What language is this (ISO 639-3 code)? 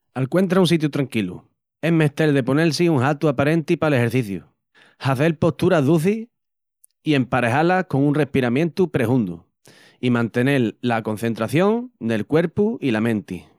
ext